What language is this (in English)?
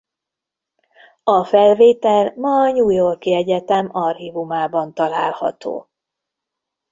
Hungarian